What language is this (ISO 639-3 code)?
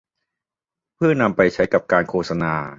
tha